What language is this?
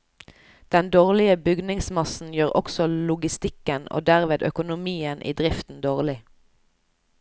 Norwegian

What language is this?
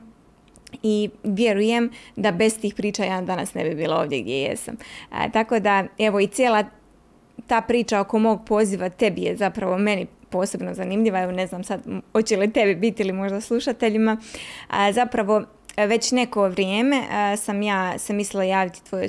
Croatian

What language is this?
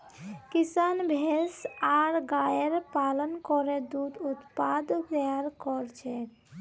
Magahi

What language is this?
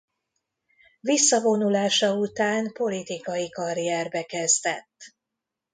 Hungarian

